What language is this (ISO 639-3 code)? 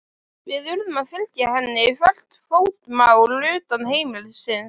isl